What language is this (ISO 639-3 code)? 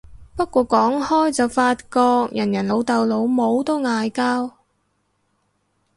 yue